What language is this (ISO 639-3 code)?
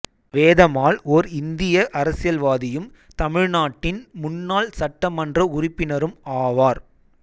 tam